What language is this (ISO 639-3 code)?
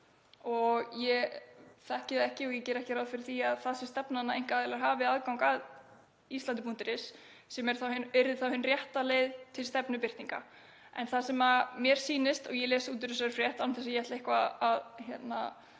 isl